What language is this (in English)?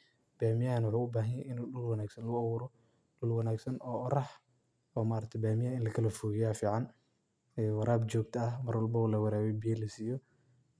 Somali